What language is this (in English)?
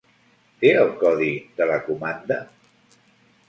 Catalan